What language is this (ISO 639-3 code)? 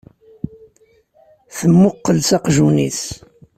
kab